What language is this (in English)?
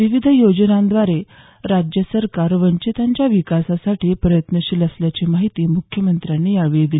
Marathi